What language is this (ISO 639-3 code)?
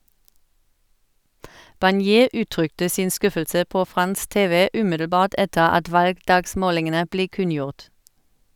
nor